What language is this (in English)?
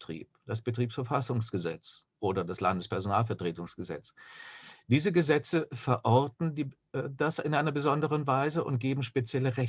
German